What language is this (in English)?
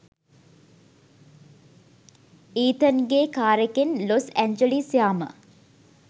Sinhala